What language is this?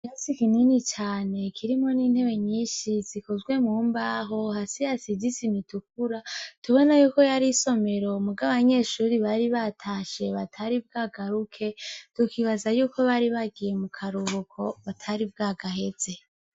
Rundi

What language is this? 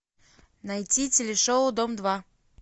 Russian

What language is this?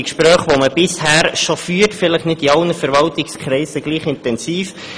Swiss German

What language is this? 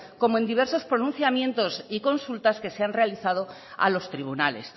Spanish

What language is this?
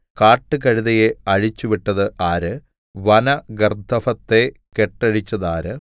Malayalam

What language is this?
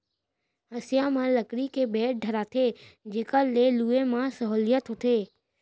Chhattisgarhi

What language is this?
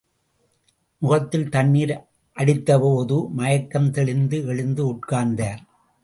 Tamil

